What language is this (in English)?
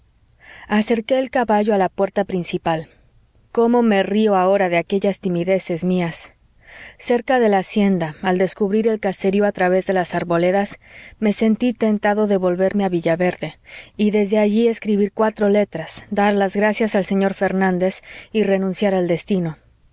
Spanish